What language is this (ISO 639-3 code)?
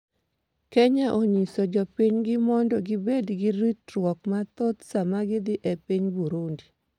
luo